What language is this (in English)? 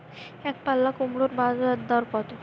Bangla